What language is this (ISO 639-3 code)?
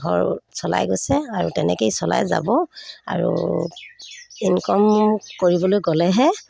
asm